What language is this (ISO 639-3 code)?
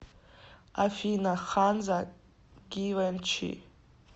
rus